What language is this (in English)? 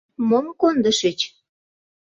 Mari